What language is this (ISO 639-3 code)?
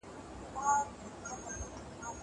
pus